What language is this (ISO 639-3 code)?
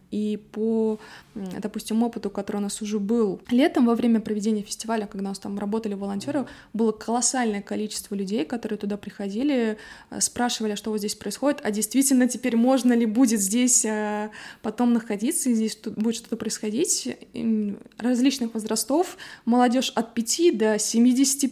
rus